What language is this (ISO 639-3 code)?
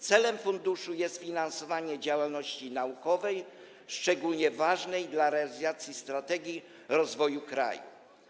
pol